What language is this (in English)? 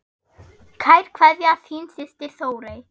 Icelandic